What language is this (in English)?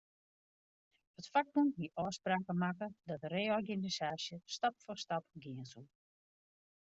Western Frisian